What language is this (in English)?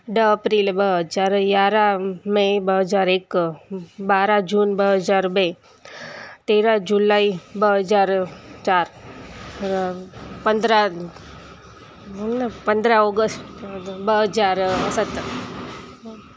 Sindhi